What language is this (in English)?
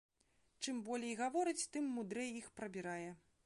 Belarusian